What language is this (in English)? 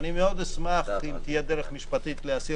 Hebrew